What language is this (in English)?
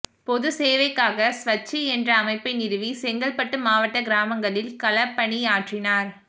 Tamil